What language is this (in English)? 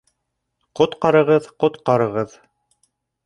Bashkir